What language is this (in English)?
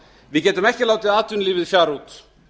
Icelandic